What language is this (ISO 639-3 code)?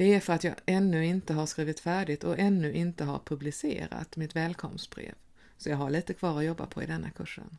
swe